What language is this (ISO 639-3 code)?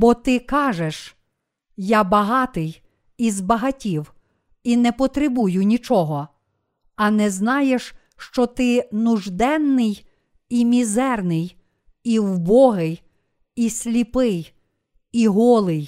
ukr